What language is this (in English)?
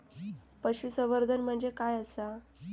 Marathi